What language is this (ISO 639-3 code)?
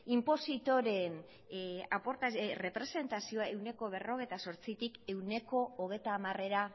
eus